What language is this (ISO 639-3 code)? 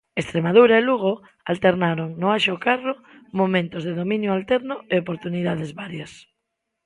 glg